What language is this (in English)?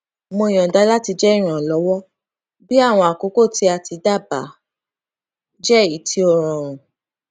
Yoruba